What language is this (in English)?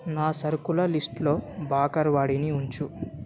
Telugu